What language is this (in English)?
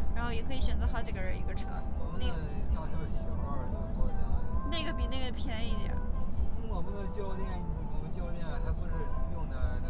Chinese